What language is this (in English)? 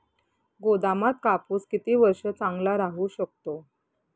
Marathi